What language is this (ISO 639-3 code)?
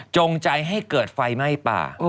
tha